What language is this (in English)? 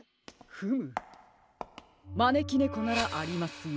Japanese